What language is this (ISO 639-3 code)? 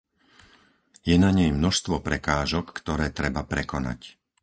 slk